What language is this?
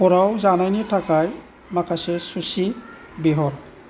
Bodo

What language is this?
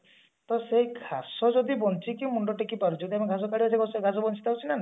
Odia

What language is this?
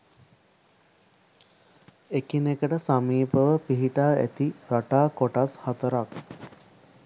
Sinhala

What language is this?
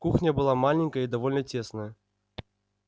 Russian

